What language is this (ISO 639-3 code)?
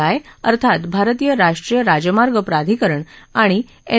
mar